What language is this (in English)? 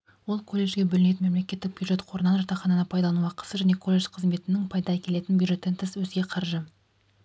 Kazakh